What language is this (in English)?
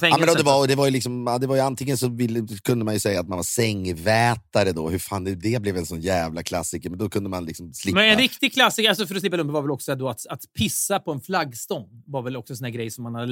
Swedish